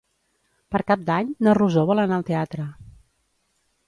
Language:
Catalan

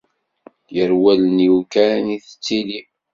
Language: Kabyle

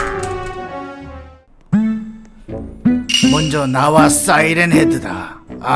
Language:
Korean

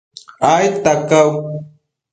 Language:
Matsés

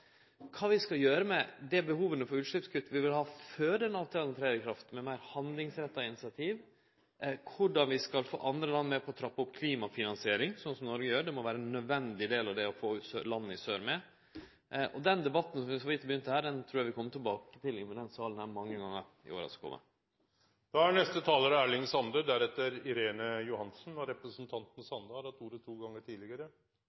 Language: Norwegian Nynorsk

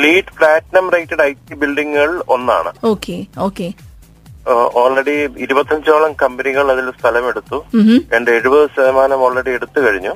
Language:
Malayalam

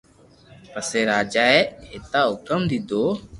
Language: Loarki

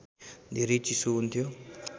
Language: Nepali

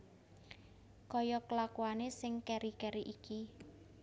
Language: Javanese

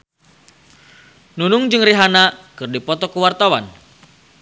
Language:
Sundanese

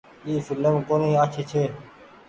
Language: Goaria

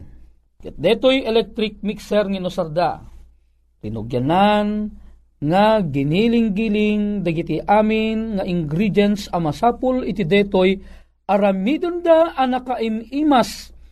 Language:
Filipino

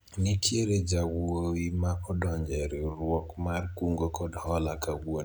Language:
Luo (Kenya and Tanzania)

